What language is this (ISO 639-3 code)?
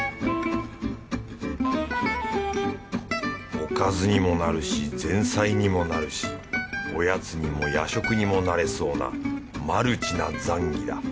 jpn